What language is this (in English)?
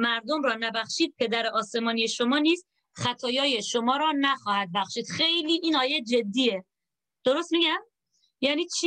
Persian